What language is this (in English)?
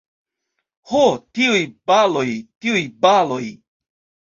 Esperanto